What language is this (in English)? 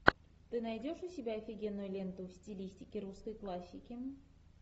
Russian